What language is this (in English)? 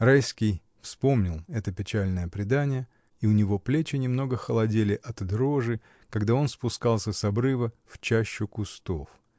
Russian